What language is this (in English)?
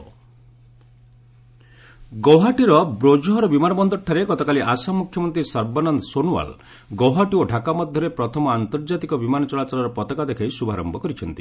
Odia